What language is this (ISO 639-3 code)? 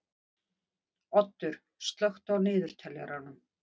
isl